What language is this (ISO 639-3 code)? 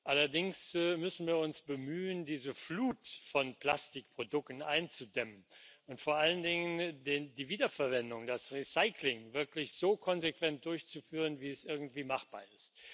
deu